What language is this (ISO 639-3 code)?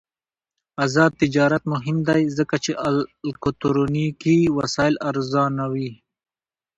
pus